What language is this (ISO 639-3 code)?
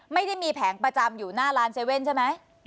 tha